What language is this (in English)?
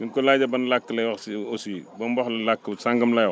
Wolof